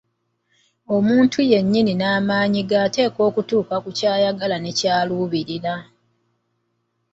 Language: Ganda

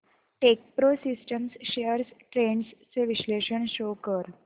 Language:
Marathi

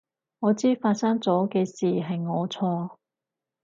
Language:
Cantonese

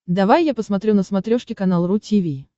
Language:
Russian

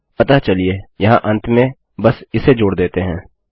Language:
Hindi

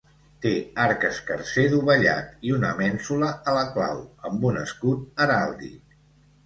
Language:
Catalan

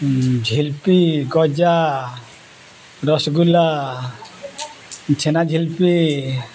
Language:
Santali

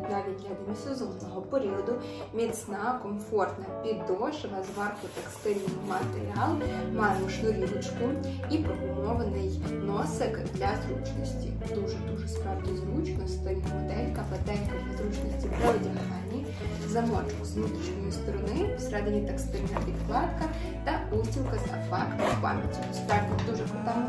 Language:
Russian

